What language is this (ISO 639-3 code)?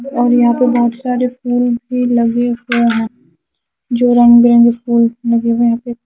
hin